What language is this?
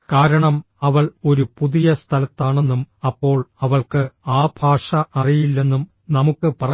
Malayalam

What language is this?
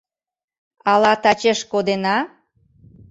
Mari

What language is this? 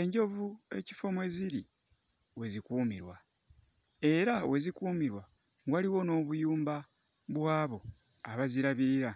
Ganda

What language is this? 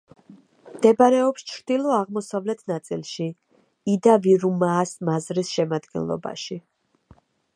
Georgian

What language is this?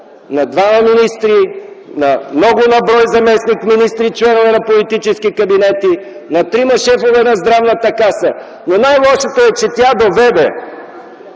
Bulgarian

